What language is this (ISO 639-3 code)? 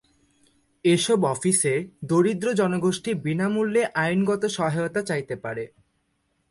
ben